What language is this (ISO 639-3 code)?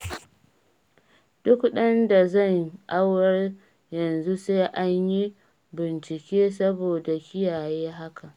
hau